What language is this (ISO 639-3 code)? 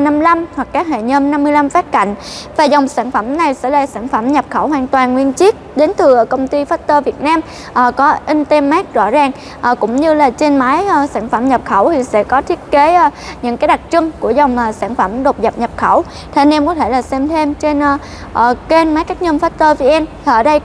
vie